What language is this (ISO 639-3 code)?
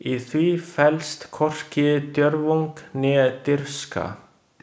isl